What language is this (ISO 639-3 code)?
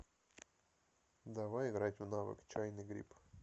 rus